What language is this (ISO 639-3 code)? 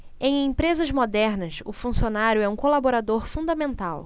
por